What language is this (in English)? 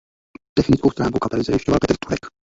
Czech